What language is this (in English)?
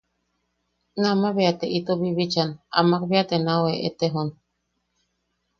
Yaqui